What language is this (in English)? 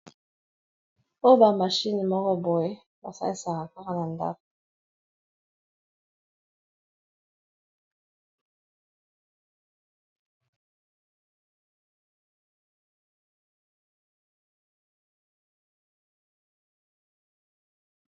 Lingala